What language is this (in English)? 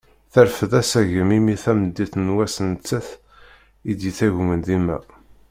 Kabyle